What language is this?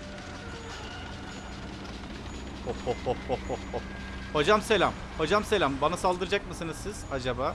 Turkish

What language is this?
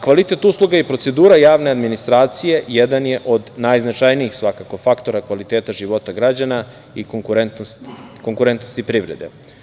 Serbian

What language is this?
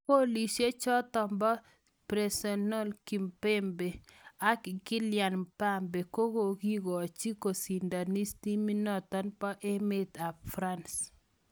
Kalenjin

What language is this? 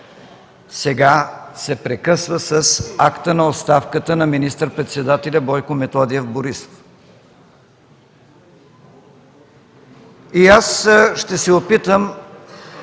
Bulgarian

